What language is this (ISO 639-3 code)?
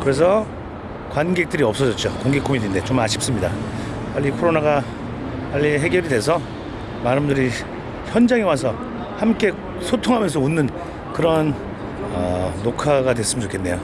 kor